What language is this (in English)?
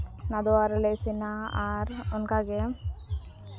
Santali